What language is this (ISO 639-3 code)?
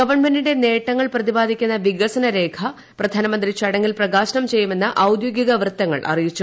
mal